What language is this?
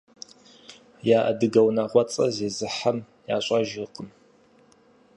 Kabardian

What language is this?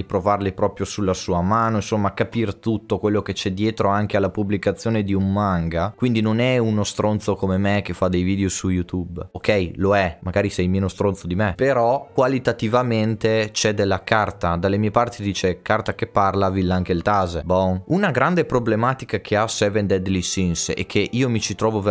Italian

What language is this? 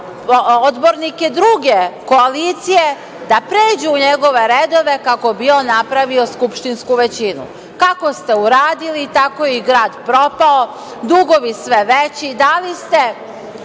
Serbian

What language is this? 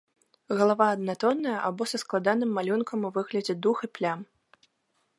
Belarusian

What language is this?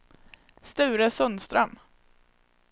Swedish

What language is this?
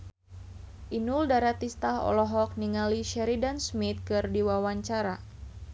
Sundanese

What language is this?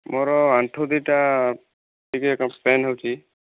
Odia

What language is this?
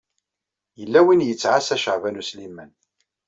Kabyle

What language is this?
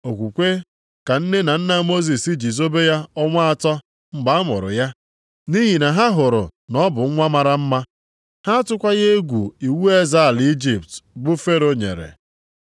Igbo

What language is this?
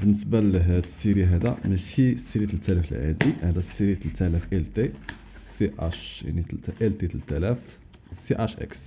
Arabic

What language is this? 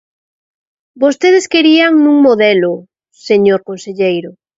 Galician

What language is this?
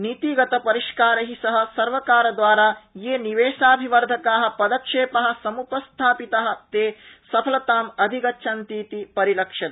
Sanskrit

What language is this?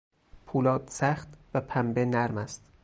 Persian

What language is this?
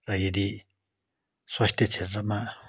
Nepali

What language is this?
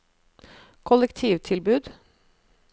Norwegian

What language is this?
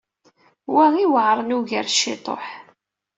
Kabyle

